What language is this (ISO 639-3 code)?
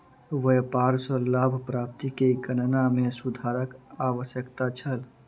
mai